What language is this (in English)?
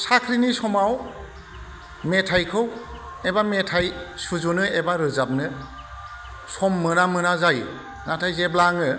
Bodo